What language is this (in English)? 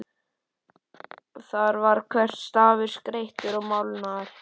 Icelandic